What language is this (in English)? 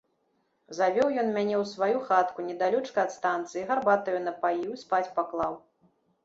Belarusian